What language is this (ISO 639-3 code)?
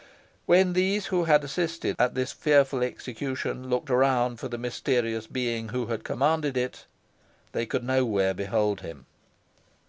eng